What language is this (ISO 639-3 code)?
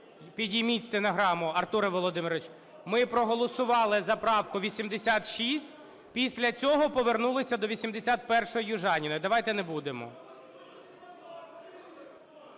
ukr